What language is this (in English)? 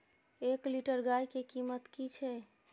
Maithili